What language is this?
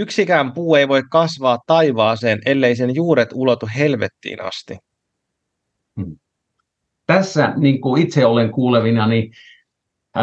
Finnish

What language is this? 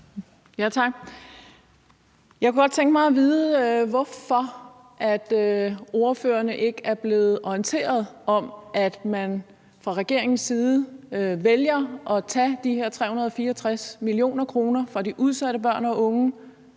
Danish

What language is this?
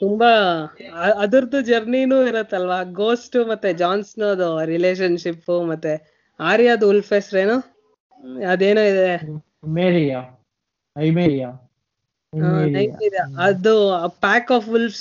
Kannada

